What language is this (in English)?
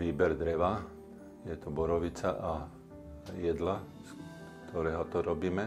Slovak